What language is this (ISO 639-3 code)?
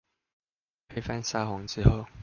zho